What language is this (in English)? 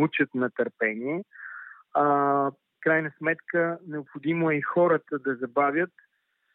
Bulgarian